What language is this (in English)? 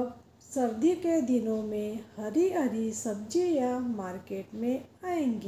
Hindi